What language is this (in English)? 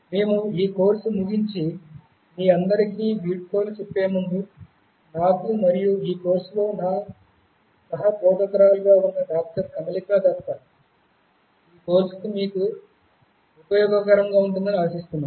Telugu